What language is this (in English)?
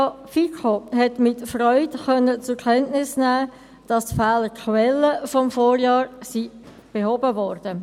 Swiss German